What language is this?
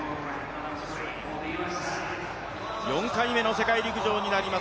Japanese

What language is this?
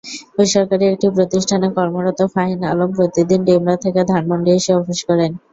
Bangla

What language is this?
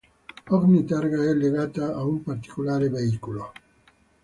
Italian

